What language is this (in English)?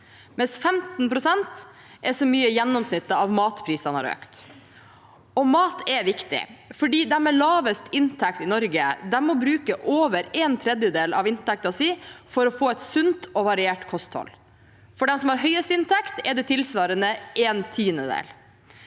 Norwegian